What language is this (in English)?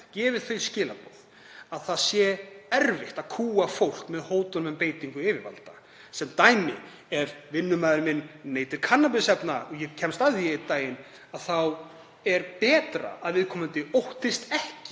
Icelandic